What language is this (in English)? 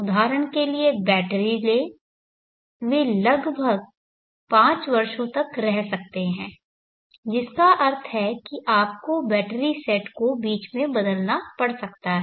Hindi